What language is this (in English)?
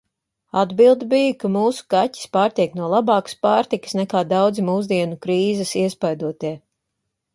Latvian